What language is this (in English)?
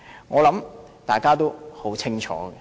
Cantonese